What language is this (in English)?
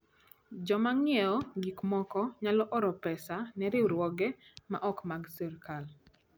Luo (Kenya and Tanzania)